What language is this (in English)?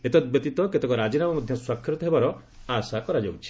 Odia